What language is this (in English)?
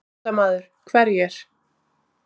Icelandic